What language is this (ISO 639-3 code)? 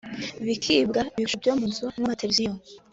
kin